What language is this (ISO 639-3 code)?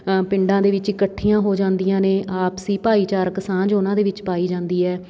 pan